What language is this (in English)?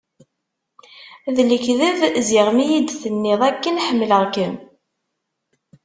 Kabyle